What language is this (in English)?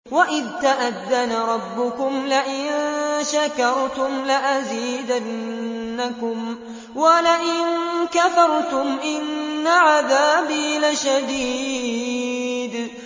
Arabic